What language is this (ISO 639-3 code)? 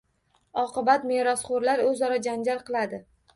uzb